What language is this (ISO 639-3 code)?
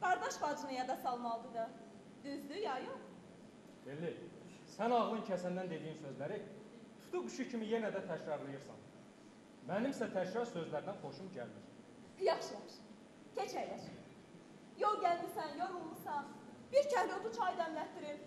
tur